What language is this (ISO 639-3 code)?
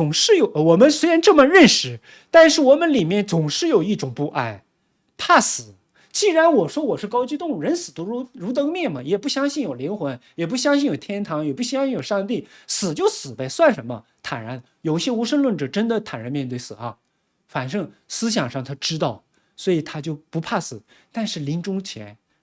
zho